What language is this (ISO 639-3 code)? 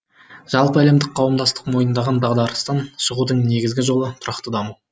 kaz